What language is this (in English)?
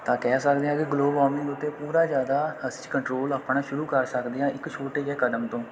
Punjabi